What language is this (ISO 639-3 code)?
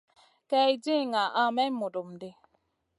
mcn